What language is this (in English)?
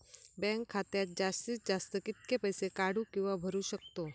Marathi